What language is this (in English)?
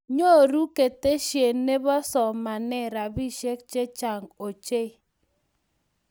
Kalenjin